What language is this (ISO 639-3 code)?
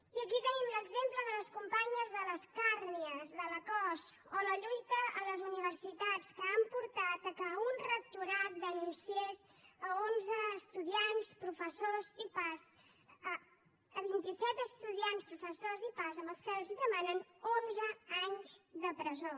cat